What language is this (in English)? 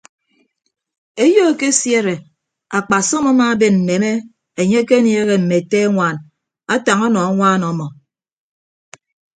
Ibibio